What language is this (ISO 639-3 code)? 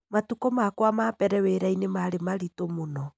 kik